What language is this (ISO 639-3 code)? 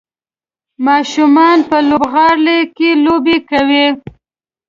pus